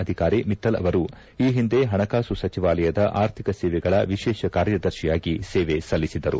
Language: Kannada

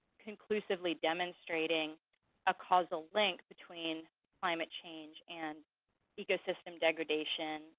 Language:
English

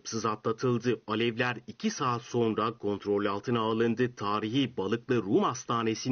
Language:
Turkish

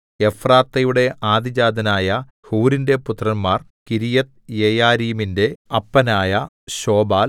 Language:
Malayalam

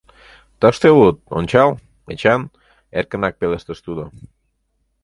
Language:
Mari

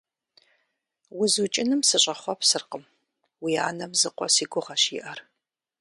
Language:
Kabardian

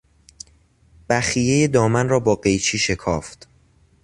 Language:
Persian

